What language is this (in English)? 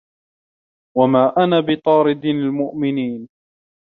Arabic